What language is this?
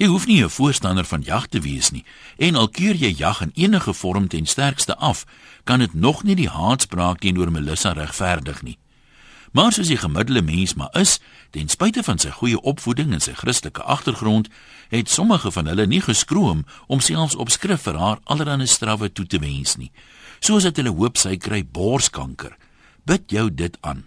Dutch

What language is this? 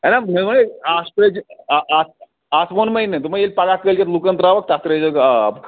Kashmiri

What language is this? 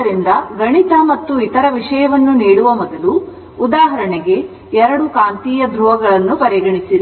Kannada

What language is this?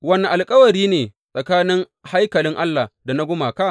Hausa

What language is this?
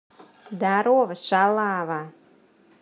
Russian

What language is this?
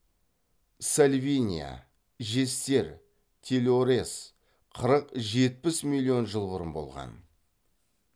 Kazakh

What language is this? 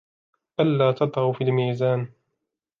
Arabic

